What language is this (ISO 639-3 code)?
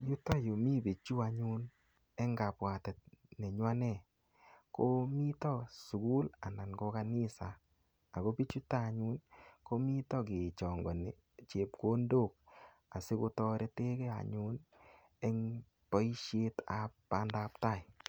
kln